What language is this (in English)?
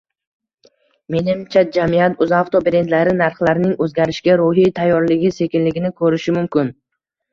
Uzbek